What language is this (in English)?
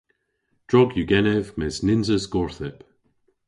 Cornish